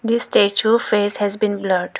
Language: English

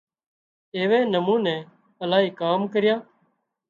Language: Wadiyara Koli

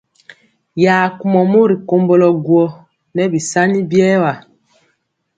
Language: Mpiemo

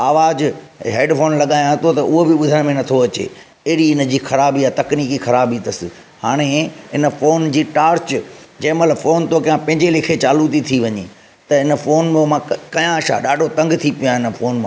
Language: Sindhi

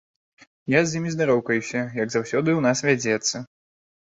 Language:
Belarusian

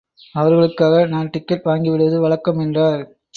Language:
Tamil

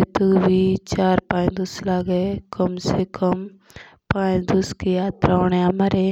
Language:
Jaunsari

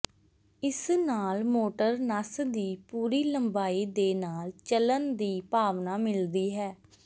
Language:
Punjabi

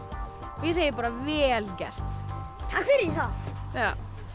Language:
Icelandic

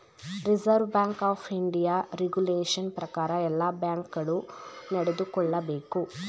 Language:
Kannada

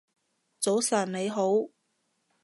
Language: Cantonese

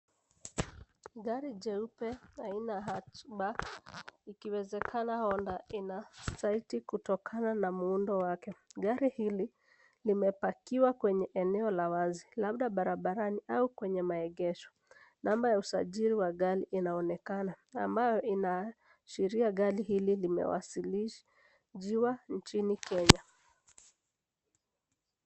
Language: Swahili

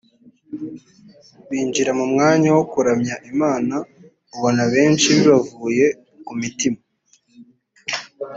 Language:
Kinyarwanda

